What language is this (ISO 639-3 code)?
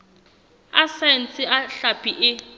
sot